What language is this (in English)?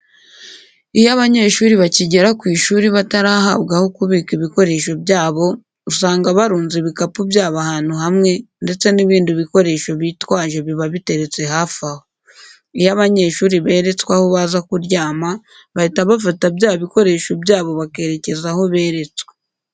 Kinyarwanda